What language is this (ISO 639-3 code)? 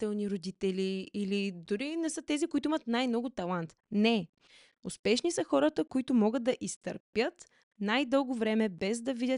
bul